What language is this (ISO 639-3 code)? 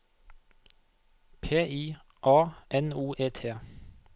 nor